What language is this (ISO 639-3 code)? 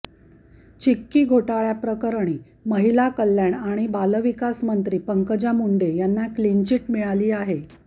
mar